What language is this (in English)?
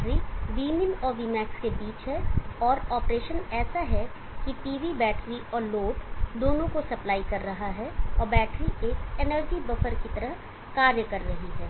Hindi